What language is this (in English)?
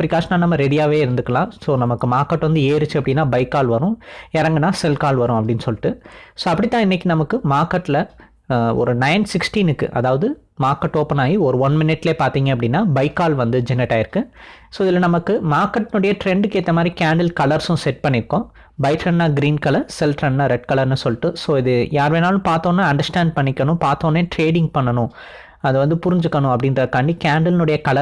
Tamil